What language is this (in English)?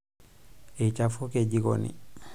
Masai